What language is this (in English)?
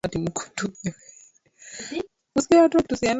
Swahili